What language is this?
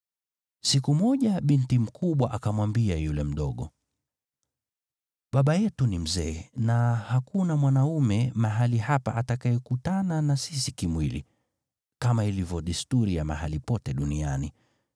Swahili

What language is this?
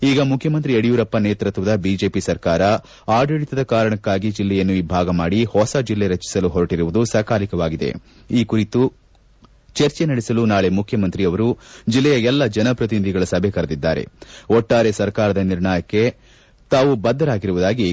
Kannada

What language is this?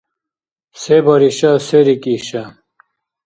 Dargwa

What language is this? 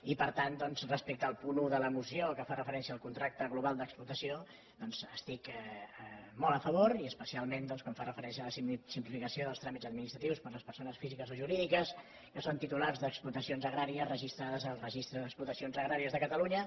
Catalan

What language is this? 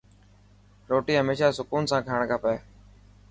Dhatki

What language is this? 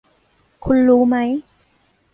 Thai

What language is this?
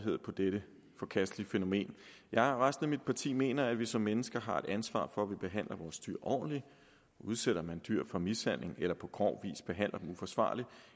Danish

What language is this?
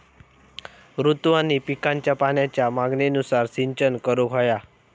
Marathi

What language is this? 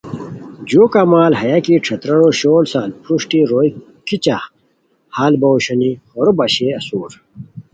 Khowar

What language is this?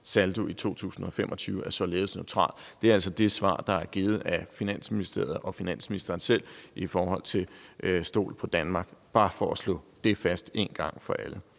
Danish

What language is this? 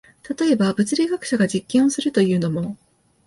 Japanese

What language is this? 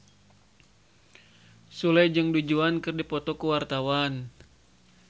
Sundanese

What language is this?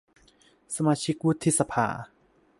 Thai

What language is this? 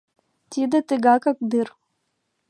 Mari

